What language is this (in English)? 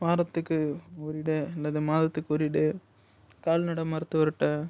Tamil